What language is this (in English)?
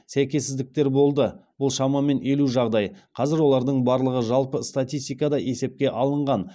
Kazakh